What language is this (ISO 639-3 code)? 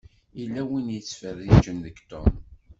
kab